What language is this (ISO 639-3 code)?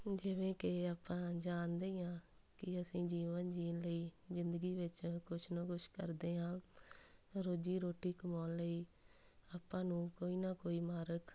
pan